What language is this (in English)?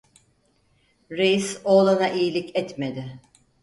Turkish